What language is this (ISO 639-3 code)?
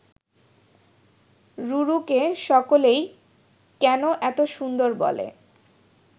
ben